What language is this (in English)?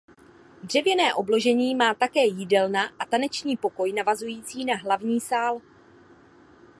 Czech